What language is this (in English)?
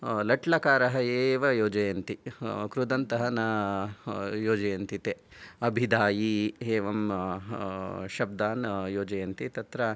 Sanskrit